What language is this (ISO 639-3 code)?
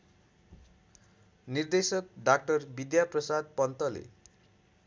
nep